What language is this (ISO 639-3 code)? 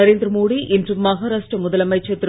tam